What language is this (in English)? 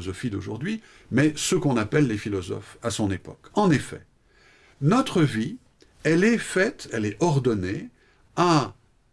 French